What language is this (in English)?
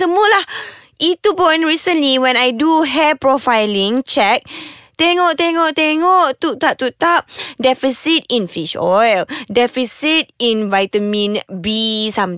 Malay